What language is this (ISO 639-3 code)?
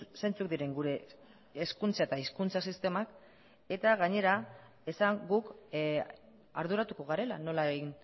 eus